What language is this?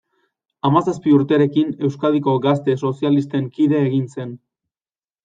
Basque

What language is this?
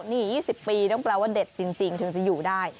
Thai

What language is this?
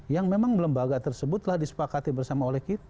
Indonesian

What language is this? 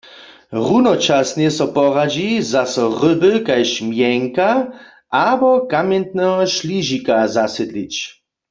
Upper Sorbian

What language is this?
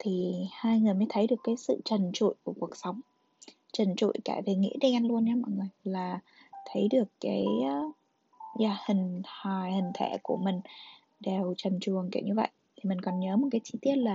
Vietnamese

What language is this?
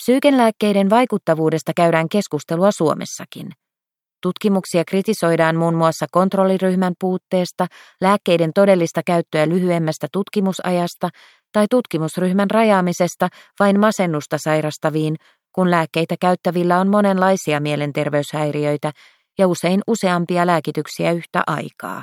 Finnish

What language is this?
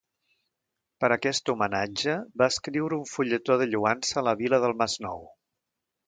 Catalan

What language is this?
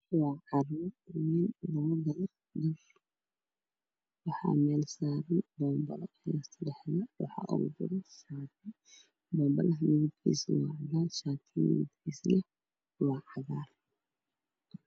Somali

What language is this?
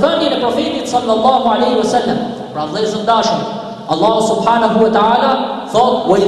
Arabic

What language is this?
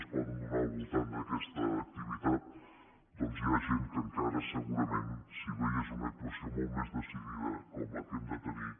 Catalan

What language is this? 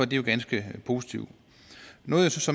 Danish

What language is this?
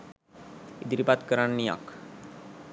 Sinhala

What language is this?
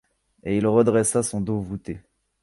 French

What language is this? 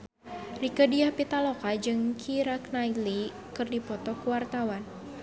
Sundanese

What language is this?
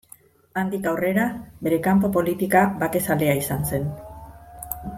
Basque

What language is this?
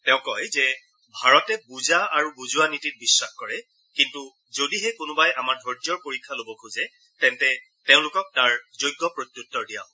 Assamese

